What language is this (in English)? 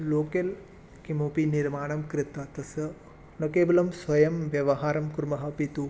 Sanskrit